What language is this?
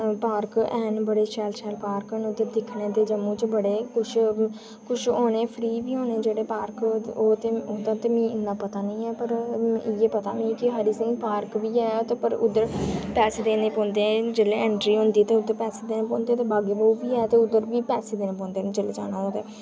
Dogri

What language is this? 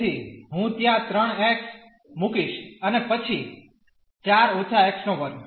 Gujarati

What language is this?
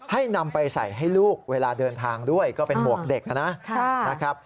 Thai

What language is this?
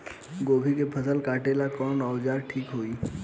Bhojpuri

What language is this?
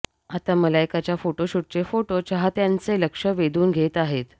Marathi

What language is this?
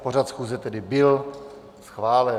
Czech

